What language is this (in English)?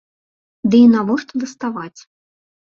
Belarusian